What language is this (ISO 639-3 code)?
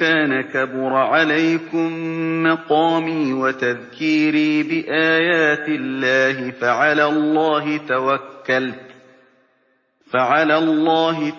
ara